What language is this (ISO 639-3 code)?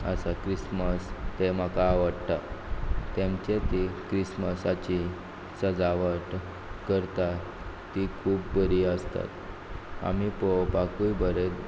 kok